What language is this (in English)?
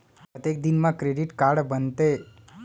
Chhattisgarhi